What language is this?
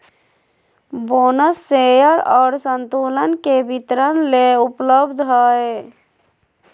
Magahi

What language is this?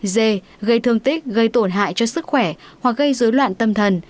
Vietnamese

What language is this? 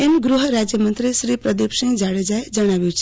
Gujarati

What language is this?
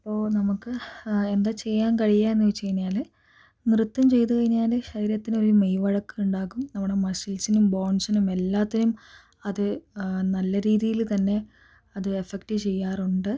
Malayalam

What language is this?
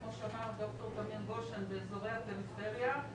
Hebrew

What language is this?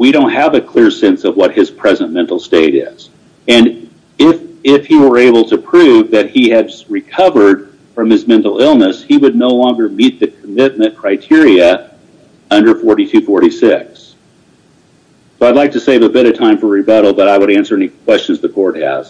English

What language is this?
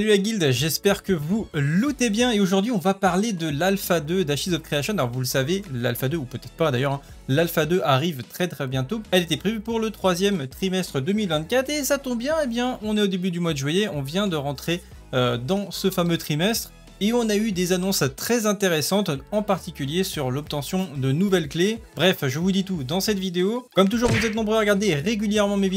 French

